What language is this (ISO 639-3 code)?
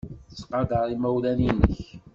kab